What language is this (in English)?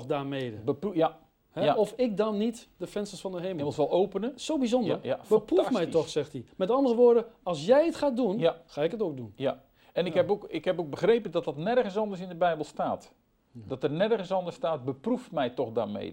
Dutch